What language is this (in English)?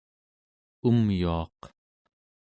Central Yupik